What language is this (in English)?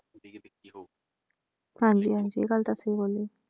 Punjabi